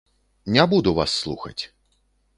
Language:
Belarusian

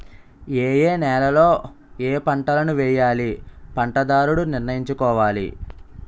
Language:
Telugu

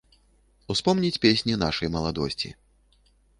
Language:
Belarusian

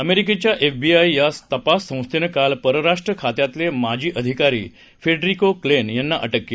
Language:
Marathi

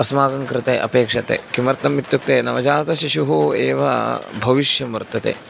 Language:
Sanskrit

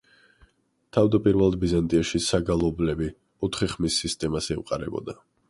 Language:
Georgian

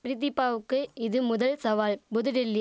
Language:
Tamil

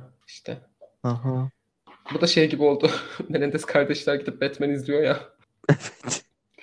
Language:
Turkish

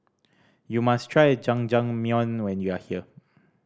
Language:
English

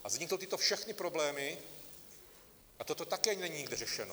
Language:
Czech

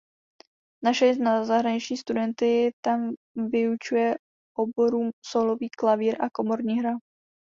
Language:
Czech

